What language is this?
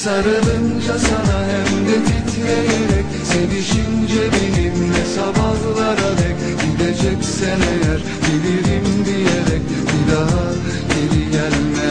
Turkish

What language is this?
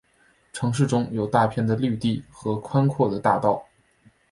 Chinese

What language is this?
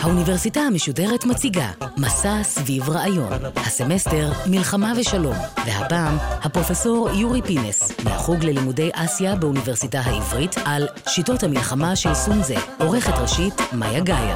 Hebrew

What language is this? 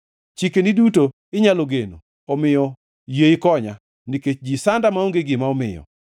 Luo (Kenya and Tanzania)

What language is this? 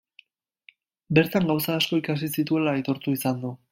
Basque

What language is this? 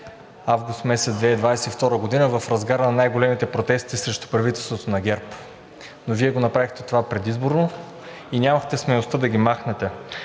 Bulgarian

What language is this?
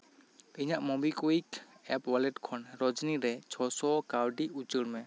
Santali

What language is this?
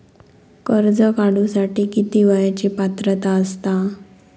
Marathi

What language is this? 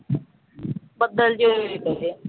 Punjabi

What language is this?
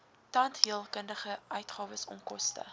Afrikaans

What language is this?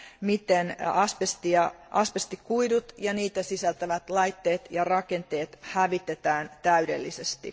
Finnish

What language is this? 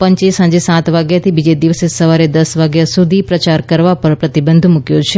Gujarati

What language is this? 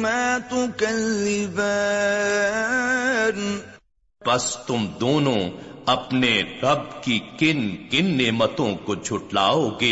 Urdu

